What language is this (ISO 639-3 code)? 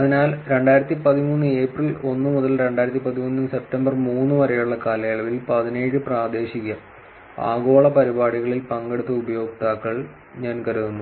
mal